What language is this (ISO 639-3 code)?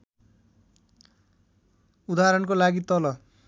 nep